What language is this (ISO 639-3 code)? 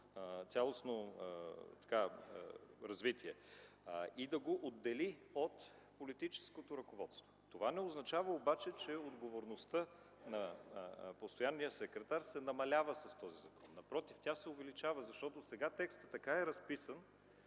bul